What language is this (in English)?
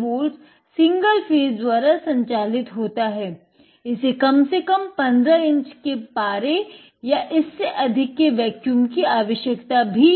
Hindi